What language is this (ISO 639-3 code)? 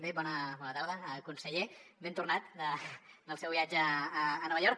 cat